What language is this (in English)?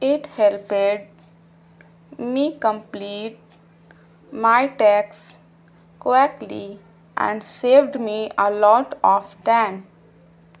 Urdu